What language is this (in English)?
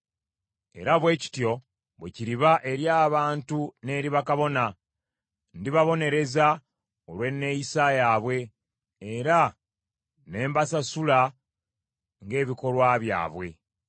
Ganda